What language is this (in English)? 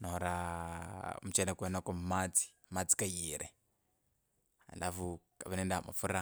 Kabras